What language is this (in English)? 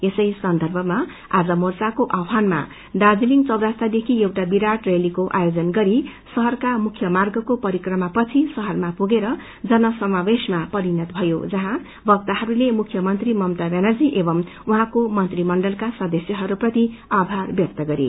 Nepali